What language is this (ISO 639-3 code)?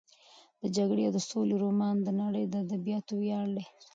pus